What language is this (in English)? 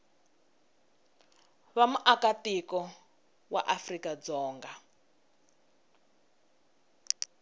Tsonga